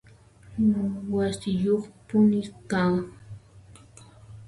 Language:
Puno Quechua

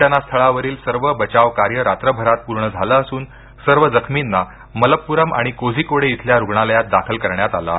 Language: Marathi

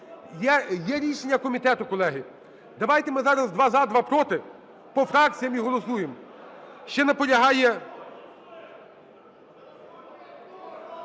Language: Ukrainian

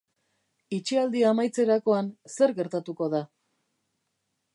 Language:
Basque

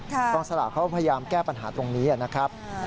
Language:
Thai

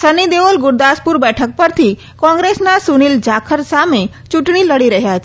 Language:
Gujarati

